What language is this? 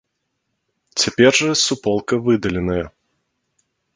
Belarusian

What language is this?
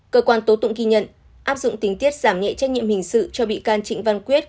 Vietnamese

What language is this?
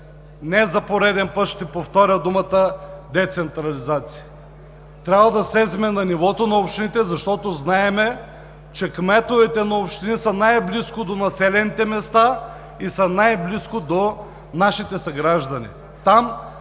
Bulgarian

